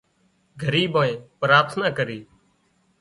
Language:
Wadiyara Koli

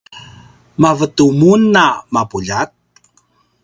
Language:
Paiwan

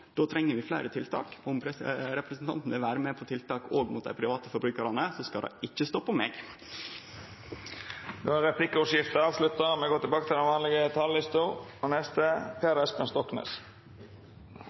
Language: Norwegian Nynorsk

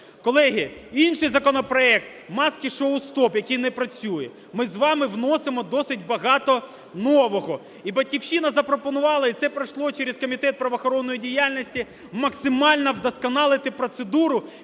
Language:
Ukrainian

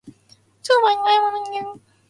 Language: Japanese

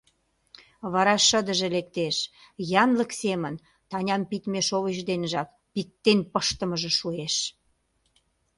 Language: Mari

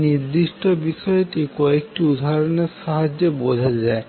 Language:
Bangla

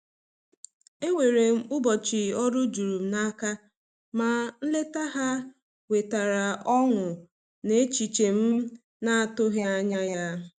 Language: Igbo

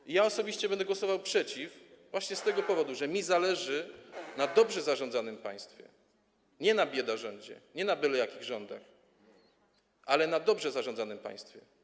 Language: Polish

